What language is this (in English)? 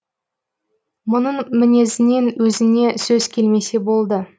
Kazakh